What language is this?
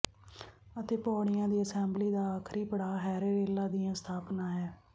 Punjabi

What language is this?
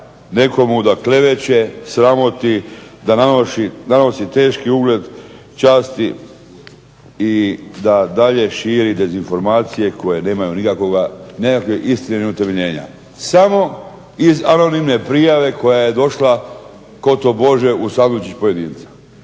Croatian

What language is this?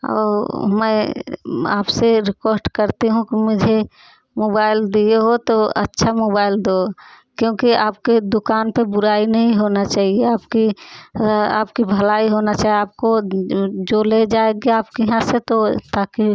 Hindi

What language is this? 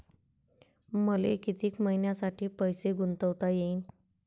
Marathi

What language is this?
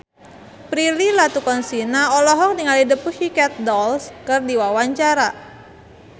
Sundanese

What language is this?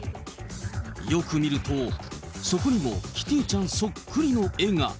Japanese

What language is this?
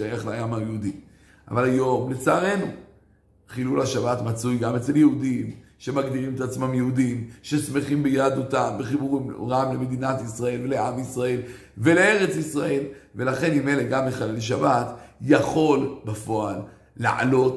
Hebrew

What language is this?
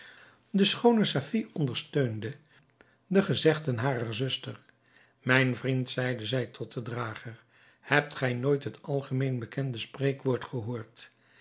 Dutch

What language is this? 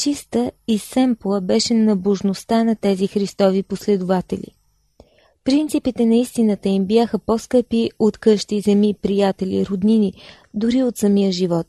Bulgarian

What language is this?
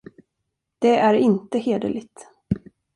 Swedish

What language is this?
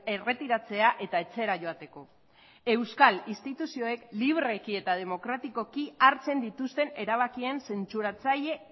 Basque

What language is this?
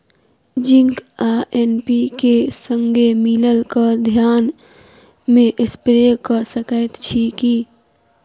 Maithili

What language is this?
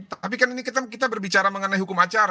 Indonesian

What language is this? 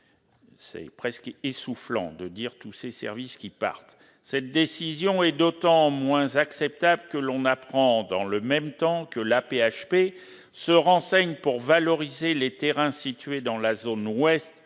French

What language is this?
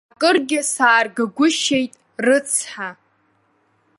Abkhazian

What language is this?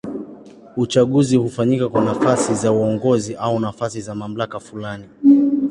Swahili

